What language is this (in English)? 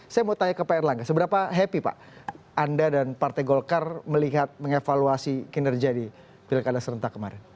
Indonesian